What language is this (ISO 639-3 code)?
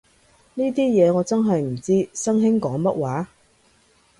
yue